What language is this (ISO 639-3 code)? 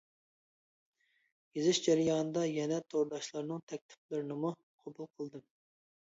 uig